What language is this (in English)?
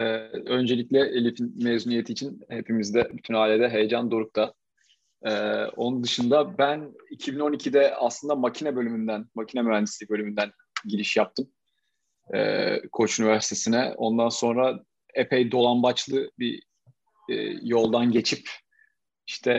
Turkish